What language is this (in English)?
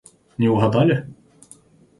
Russian